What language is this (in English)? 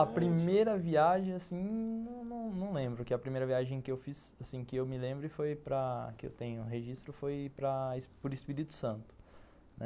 Portuguese